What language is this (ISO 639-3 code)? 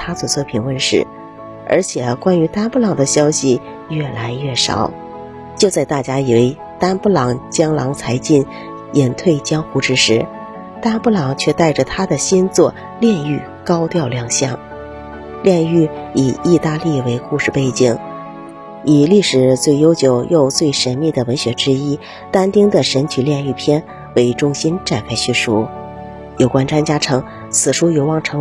zho